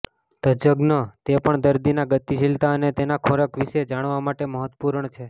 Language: Gujarati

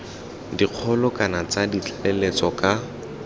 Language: Tswana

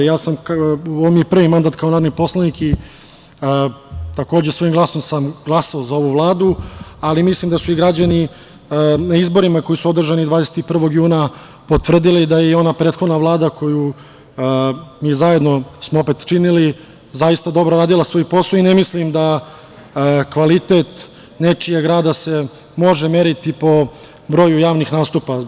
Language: Serbian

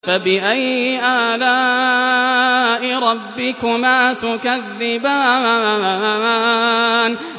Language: Arabic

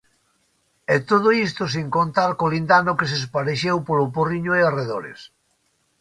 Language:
Galician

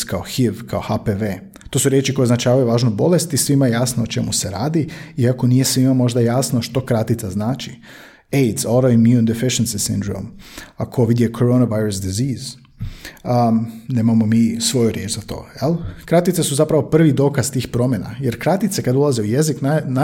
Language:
Croatian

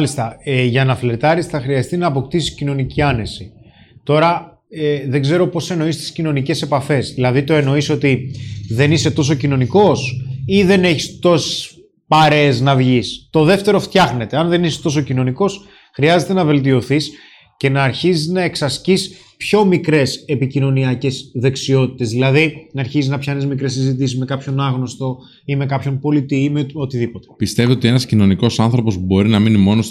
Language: Greek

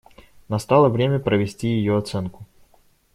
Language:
Russian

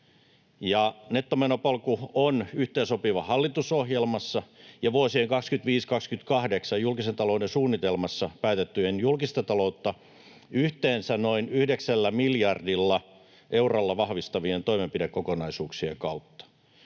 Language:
Finnish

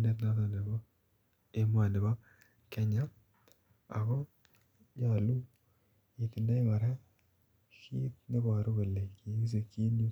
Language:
Kalenjin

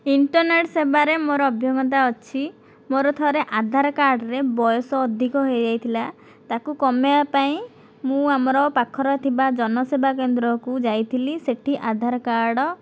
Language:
Odia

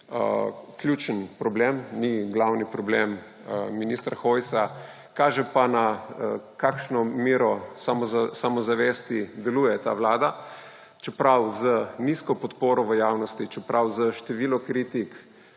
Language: Slovenian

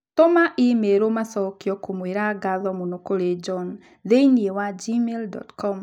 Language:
Kikuyu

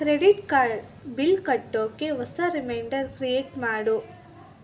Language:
Kannada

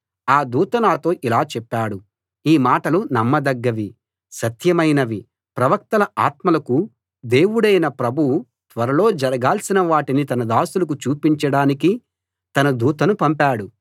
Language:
Telugu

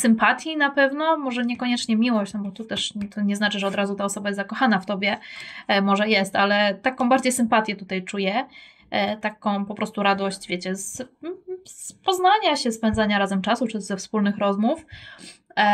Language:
Polish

